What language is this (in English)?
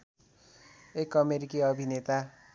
Nepali